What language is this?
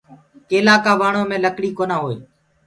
Gurgula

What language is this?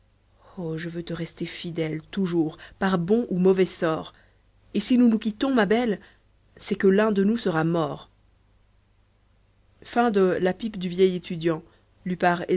French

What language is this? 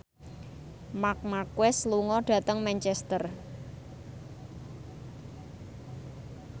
Javanese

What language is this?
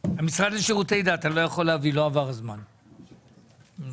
Hebrew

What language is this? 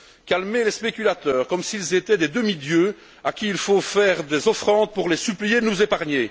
French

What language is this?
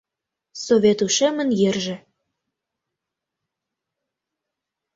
Mari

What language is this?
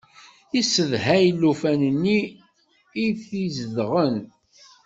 Kabyle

